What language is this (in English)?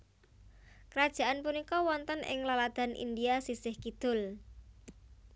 Javanese